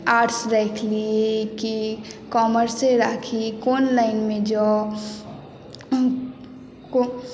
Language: Maithili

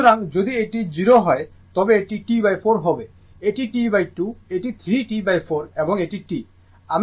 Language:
Bangla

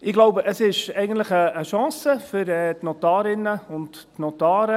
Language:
Swiss German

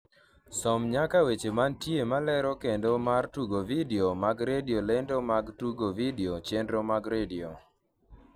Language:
Luo (Kenya and Tanzania)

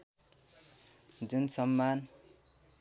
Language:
Nepali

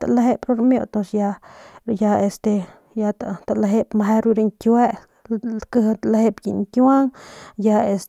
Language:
Northern Pame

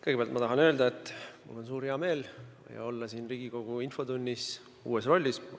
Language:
Estonian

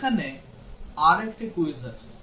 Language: Bangla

